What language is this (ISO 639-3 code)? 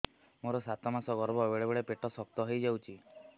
ori